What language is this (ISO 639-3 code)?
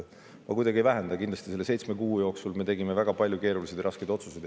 est